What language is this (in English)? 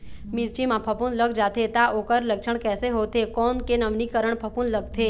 Chhattisgarhi